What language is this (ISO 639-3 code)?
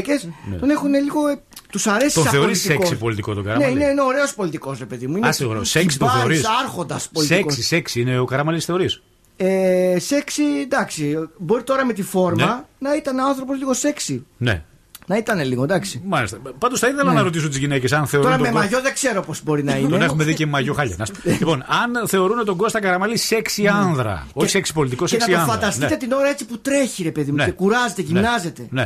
ell